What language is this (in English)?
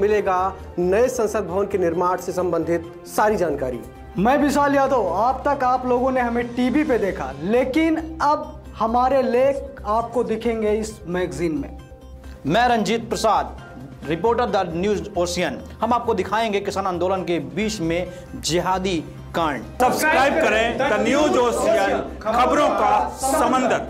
Hindi